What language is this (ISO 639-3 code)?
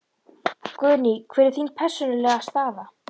isl